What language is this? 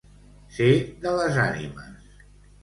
Catalan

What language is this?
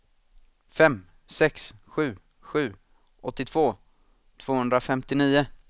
Swedish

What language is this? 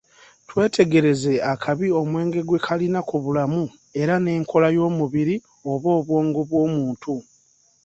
Ganda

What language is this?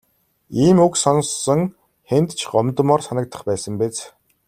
Mongolian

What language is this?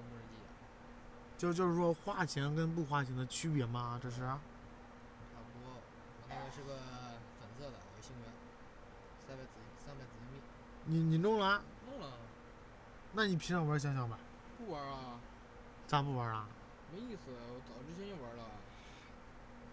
Chinese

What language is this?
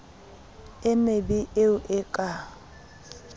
Southern Sotho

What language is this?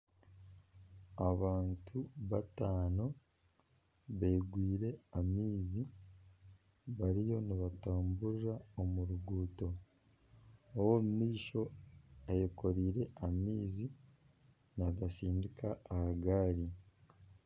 Nyankole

